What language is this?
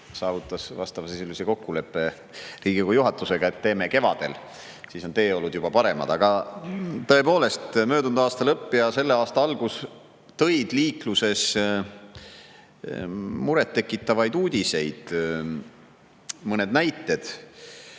Estonian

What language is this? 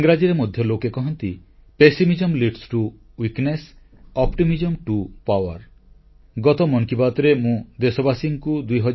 Odia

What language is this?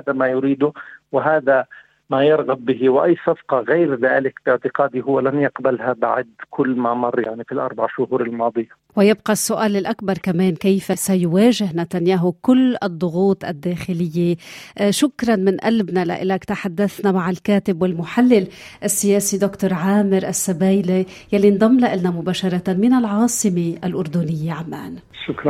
Arabic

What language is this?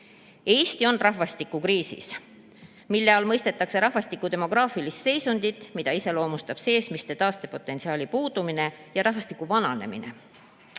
Estonian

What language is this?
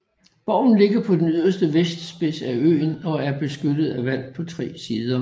Danish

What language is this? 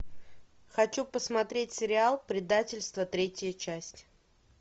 Russian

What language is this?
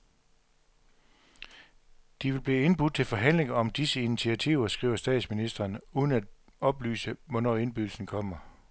Danish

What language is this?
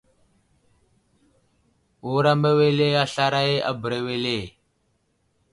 Wuzlam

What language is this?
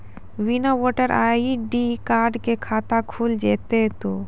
Maithili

